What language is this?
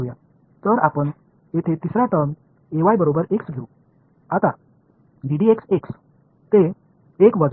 Tamil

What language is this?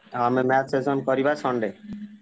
Odia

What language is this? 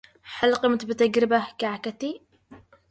Arabic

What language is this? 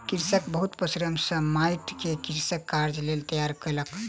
Maithili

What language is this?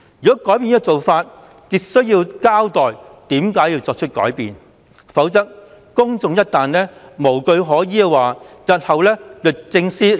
Cantonese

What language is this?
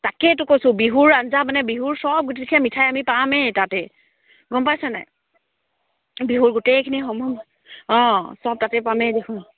Assamese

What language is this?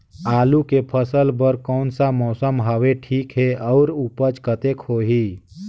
Chhattisgarhi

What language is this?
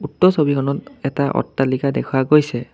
Assamese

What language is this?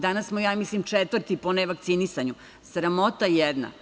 Serbian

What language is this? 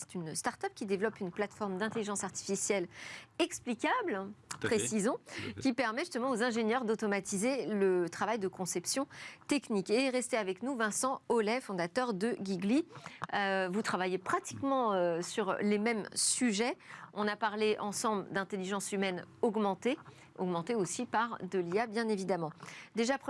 French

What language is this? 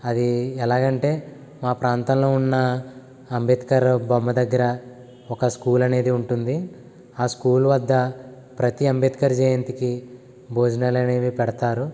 Telugu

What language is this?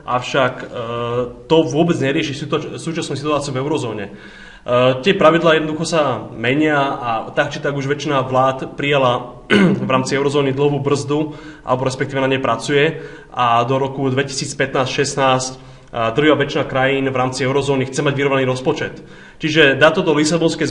Slovak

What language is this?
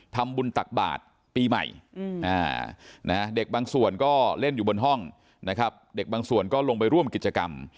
Thai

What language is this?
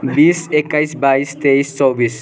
Nepali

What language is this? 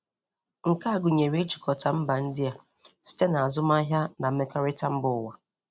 Igbo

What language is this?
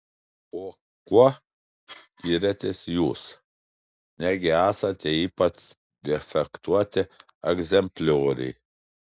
Lithuanian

